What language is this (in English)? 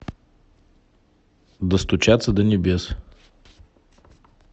Russian